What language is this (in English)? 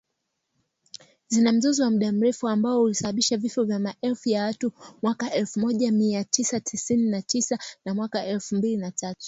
Swahili